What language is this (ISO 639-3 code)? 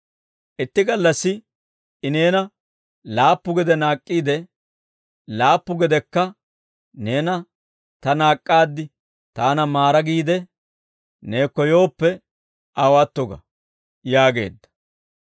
dwr